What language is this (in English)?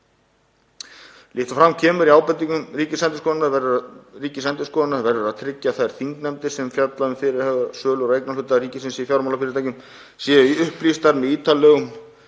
Icelandic